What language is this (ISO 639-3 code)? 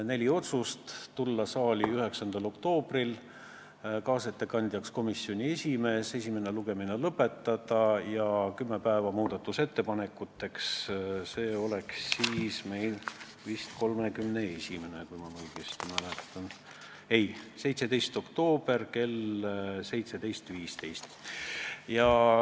est